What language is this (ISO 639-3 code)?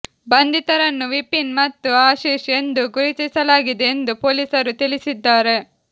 kan